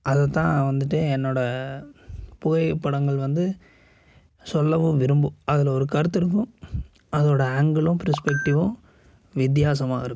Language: Tamil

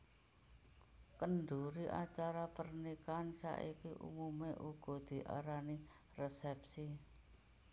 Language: Javanese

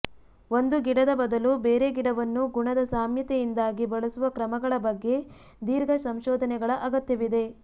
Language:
Kannada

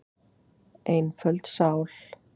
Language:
Icelandic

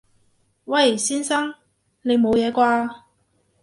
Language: Cantonese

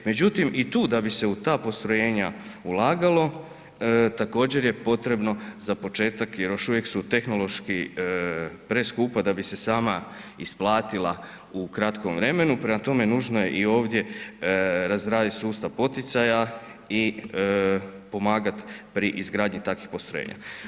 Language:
Croatian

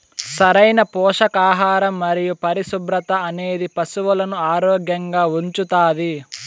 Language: Telugu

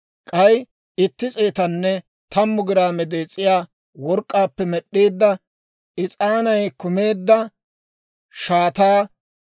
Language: Dawro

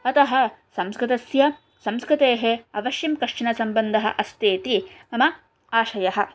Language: Sanskrit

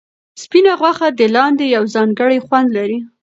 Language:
Pashto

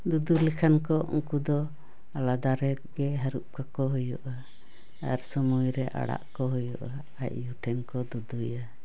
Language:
Santali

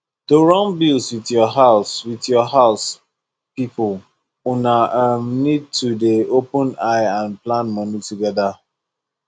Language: Nigerian Pidgin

